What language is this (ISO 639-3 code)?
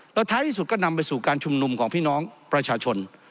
tha